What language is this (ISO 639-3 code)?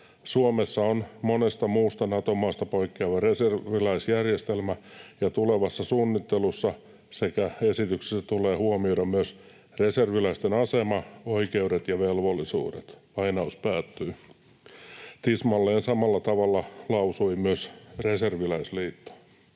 fin